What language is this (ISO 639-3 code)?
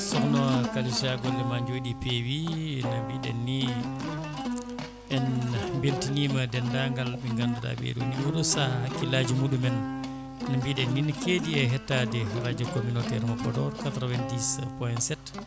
ful